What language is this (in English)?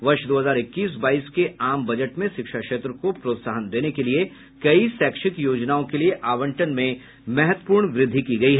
Hindi